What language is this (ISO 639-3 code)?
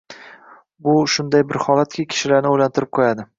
uzb